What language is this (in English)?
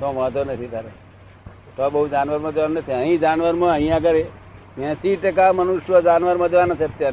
Gujarati